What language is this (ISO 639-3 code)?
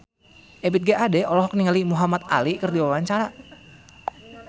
sun